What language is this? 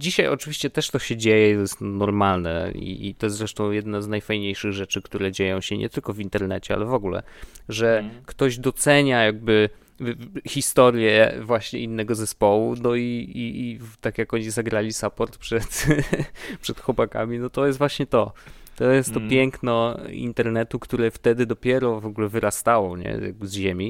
Polish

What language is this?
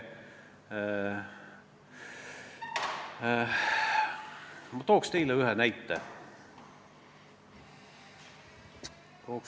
Estonian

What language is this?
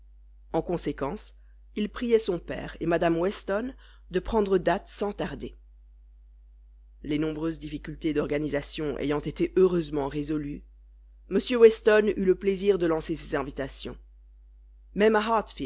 French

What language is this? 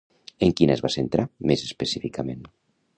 Catalan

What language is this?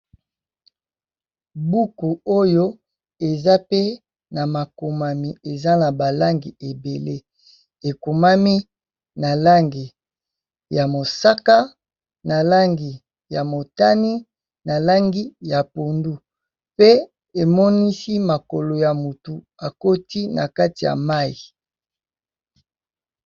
Lingala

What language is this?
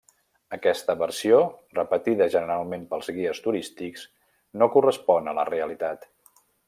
Catalan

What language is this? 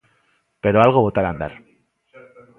Galician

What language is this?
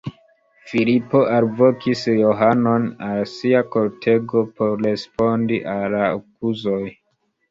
Esperanto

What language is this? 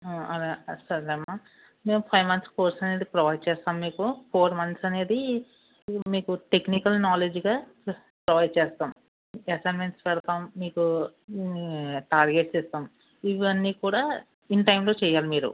Telugu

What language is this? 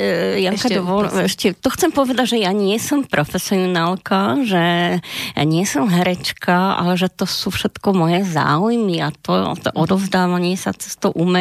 Slovak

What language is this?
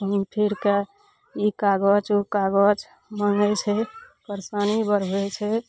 Maithili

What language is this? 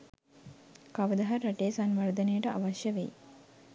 Sinhala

